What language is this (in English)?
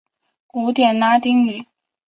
Chinese